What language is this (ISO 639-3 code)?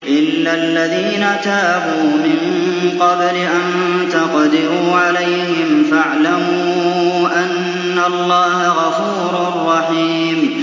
ara